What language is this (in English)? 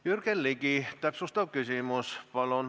Estonian